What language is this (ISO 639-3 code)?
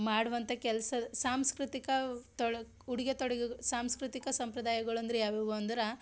kan